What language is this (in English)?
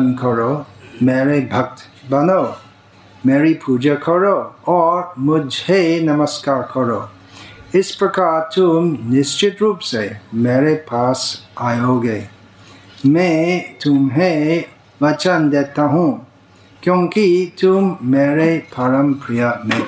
Hindi